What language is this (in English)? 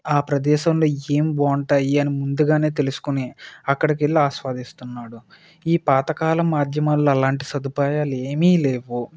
Telugu